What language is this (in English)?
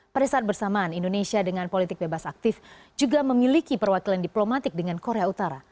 Indonesian